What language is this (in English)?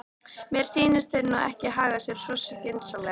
Icelandic